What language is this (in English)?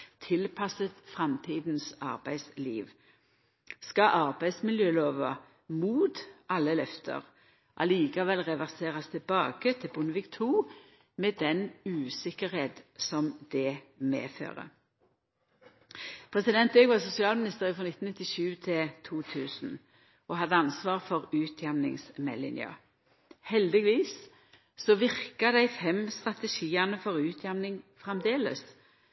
Norwegian Nynorsk